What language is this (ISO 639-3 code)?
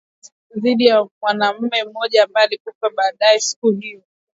swa